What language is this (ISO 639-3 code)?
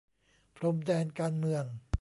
tha